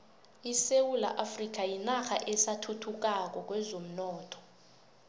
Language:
South Ndebele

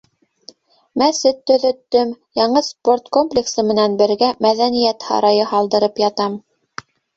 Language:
Bashkir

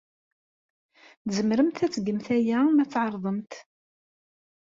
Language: Kabyle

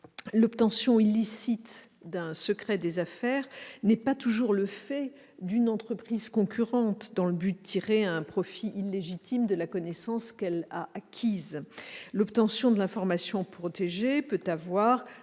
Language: French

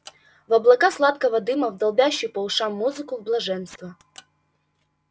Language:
Russian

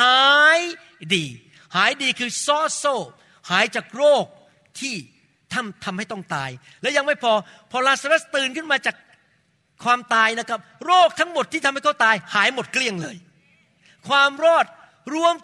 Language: Thai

